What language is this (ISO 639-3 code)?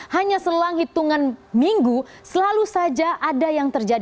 ind